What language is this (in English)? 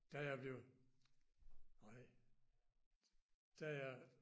Danish